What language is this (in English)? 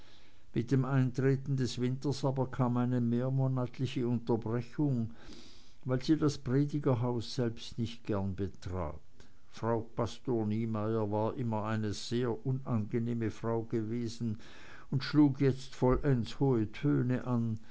German